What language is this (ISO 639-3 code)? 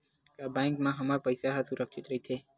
hne